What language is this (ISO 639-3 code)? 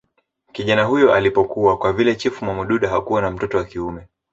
swa